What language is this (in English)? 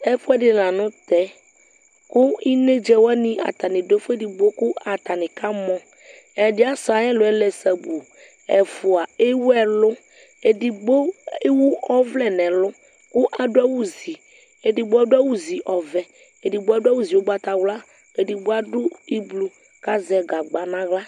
Ikposo